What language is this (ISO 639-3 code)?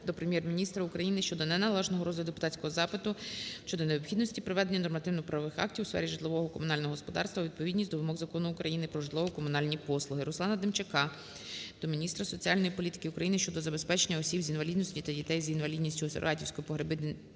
ukr